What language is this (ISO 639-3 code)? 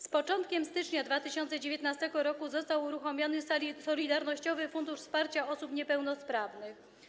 pol